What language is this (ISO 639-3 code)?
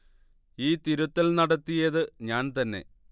mal